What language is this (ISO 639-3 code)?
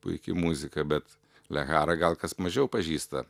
lit